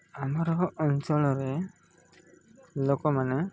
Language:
Odia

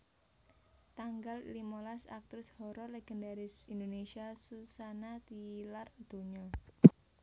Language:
Javanese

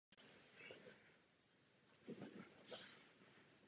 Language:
Czech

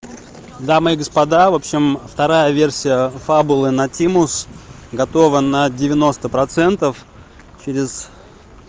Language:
Russian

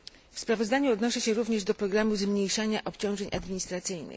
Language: Polish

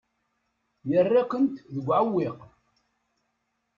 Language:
Kabyle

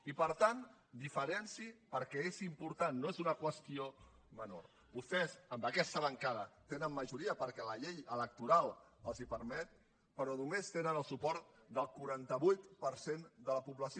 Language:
Catalan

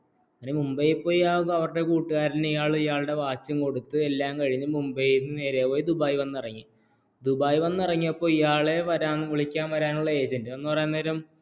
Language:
Malayalam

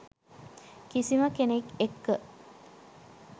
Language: Sinhala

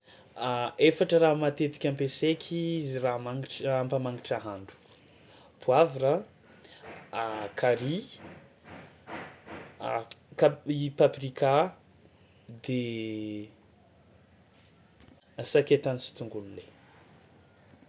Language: Tsimihety Malagasy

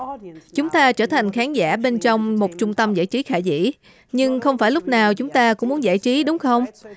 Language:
Vietnamese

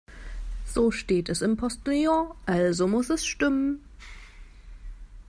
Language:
German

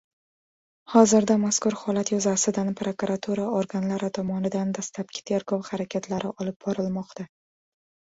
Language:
Uzbek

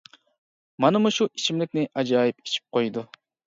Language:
Uyghur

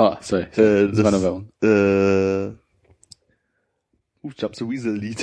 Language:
German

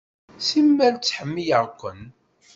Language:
Kabyle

